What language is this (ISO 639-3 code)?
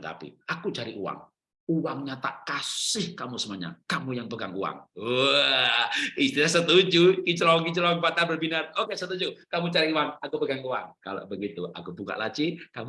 ind